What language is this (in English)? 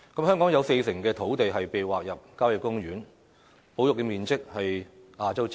Cantonese